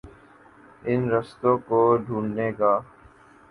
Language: Urdu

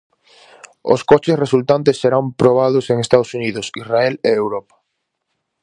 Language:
Galician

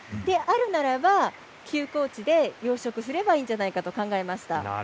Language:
Japanese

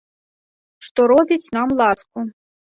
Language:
Belarusian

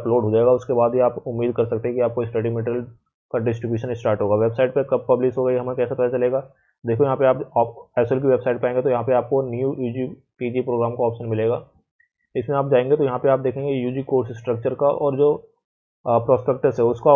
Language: Hindi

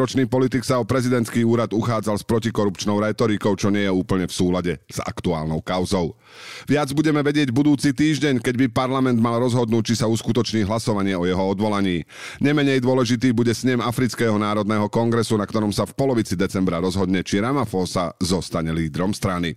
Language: Slovak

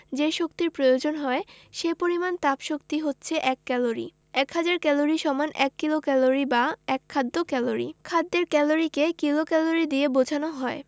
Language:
Bangla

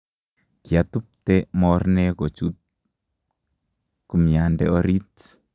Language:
Kalenjin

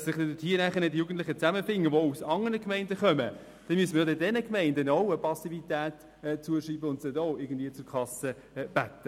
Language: Swiss German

